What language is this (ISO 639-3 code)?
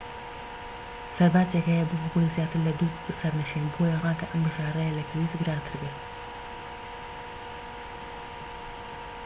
ckb